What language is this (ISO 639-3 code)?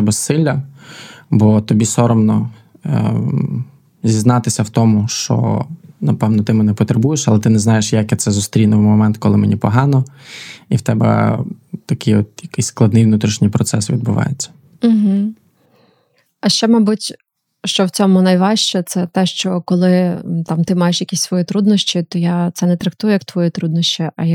ukr